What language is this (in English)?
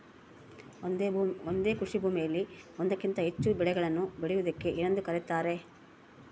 Kannada